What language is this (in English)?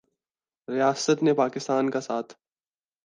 Urdu